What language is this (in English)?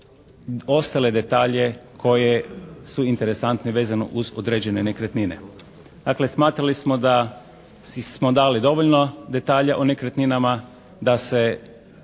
Croatian